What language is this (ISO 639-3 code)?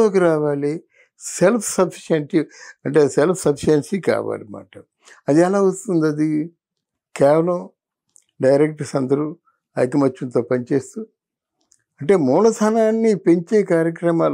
tel